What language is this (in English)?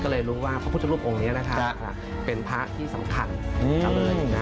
Thai